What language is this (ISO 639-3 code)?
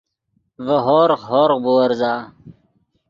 ydg